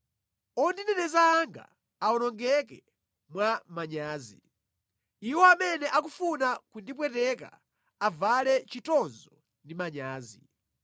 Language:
Nyanja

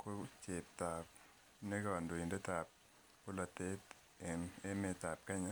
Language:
Kalenjin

